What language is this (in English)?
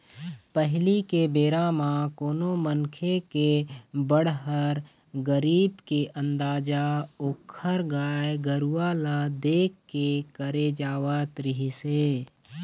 Chhattisgarhi